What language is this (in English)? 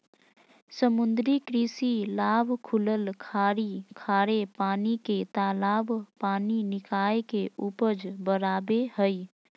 Magahi